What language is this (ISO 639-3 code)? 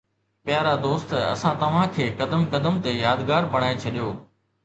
snd